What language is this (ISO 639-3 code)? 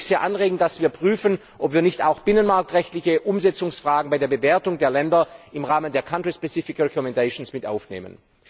deu